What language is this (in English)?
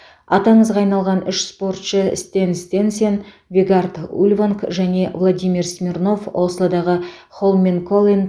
Kazakh